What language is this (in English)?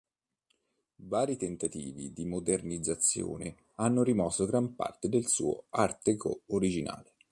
Italian